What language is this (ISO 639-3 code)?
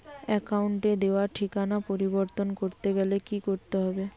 ben